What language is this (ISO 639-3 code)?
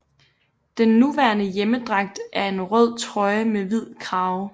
dan